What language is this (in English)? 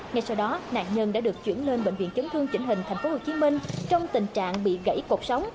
Vietnamese